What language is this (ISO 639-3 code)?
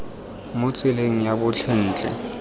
tsn